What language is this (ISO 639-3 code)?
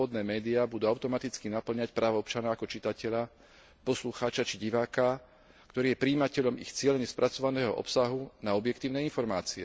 slk